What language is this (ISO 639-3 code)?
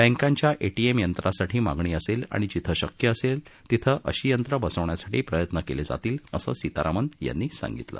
mar